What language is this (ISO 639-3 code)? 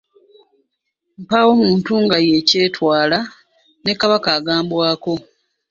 lug